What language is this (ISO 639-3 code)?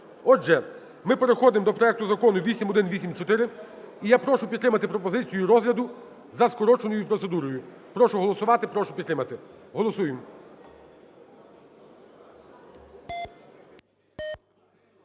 ukr